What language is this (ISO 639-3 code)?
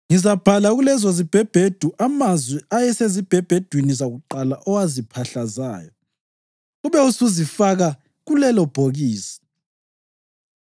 nde